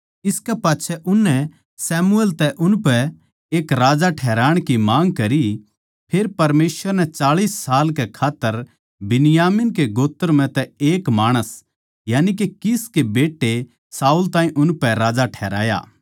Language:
Haryanvi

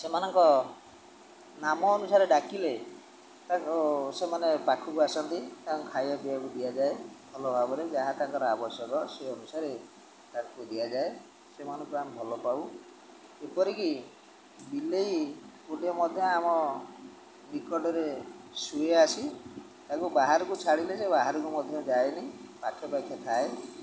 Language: Odia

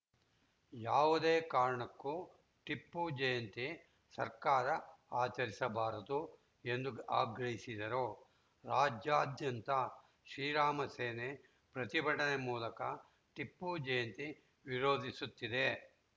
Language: Kannada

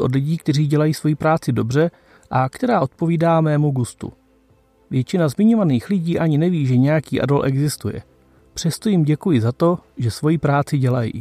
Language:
Czech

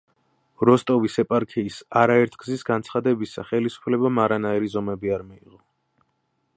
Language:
Georgian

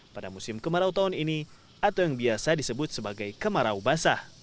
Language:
Indonesian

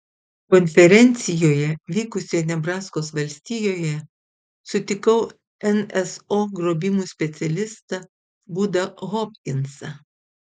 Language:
Lithuanian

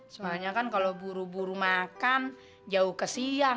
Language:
Indonesian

